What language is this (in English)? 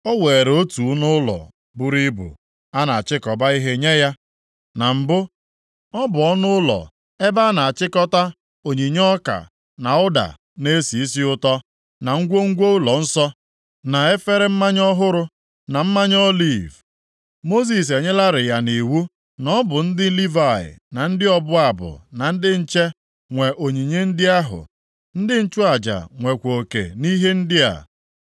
Igbo